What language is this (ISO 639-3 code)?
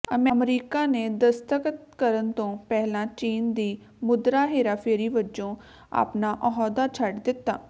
pan